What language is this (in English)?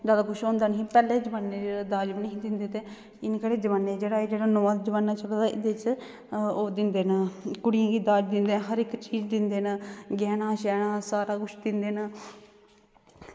Dogri